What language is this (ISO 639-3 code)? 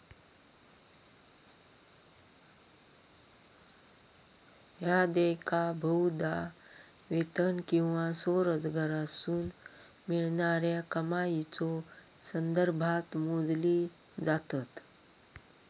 mar